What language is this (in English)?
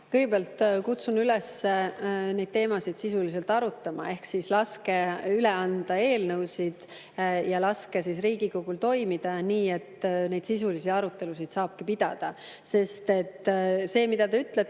Estonian